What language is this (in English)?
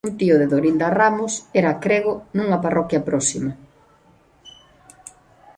Galician